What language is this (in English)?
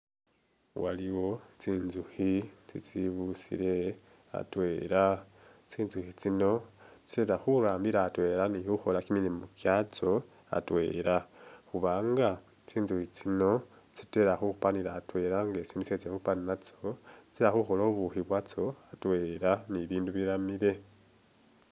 Masaaba